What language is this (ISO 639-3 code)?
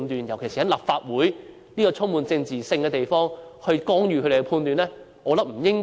yue